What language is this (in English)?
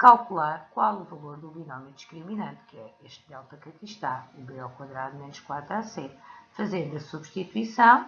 Portuguese